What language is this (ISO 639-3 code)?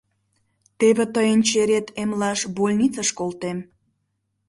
chm